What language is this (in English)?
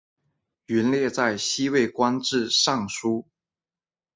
Chinese